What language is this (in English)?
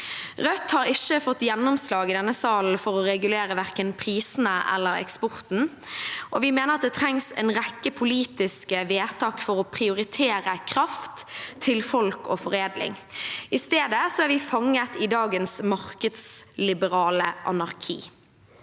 Norwegian